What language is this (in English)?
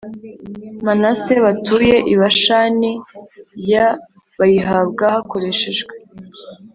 Kinyarwanda